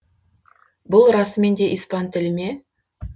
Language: Kazakh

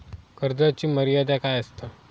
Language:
Marathi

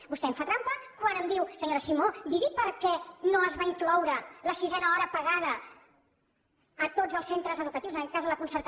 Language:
Catalan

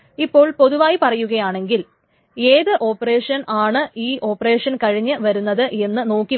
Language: Malayalam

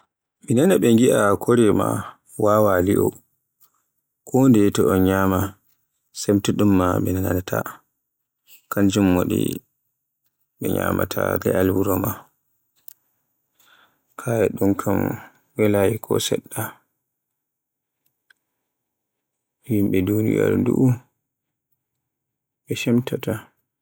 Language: Borgu Fulfulde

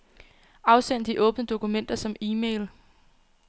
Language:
Danish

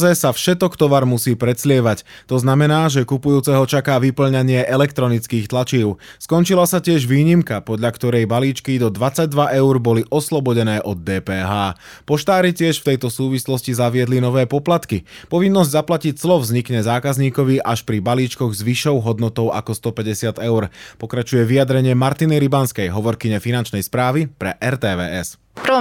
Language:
Slovak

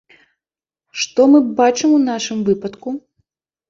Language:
Belarusian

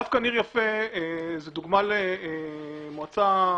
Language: Hebrew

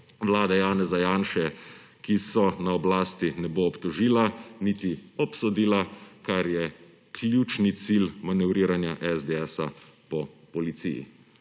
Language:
Slovenian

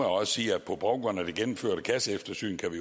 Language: Danish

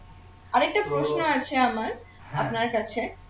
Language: Bangla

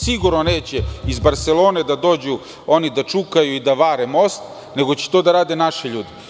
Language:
Serbian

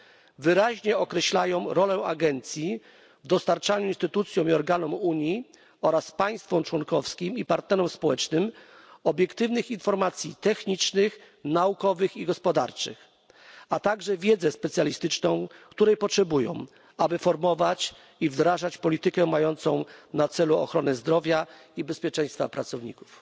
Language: Polish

